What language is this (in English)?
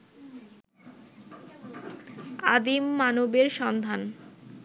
Bangla